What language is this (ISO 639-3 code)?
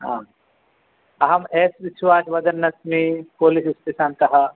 san